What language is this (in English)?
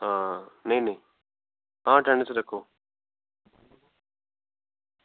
Dogri